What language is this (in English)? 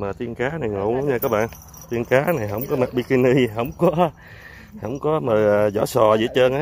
Vietnamese